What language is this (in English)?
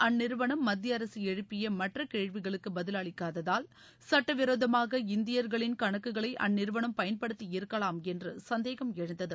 Tamil